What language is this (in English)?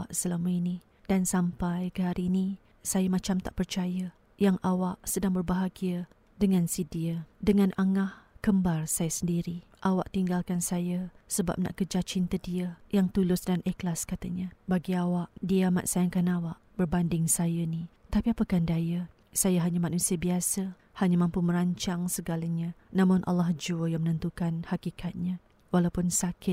Malay